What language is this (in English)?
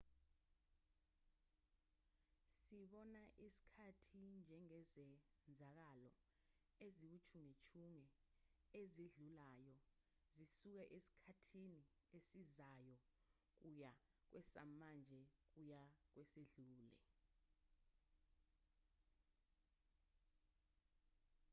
Zulu